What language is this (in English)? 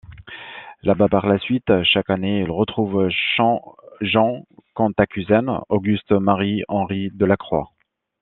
French